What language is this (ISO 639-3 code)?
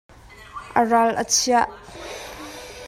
cnh